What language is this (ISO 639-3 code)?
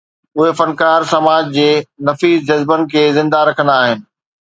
snd